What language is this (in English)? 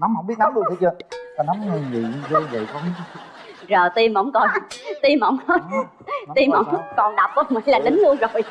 Vietnamese